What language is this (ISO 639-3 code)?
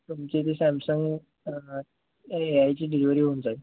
mar